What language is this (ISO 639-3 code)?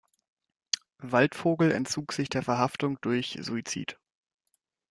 deu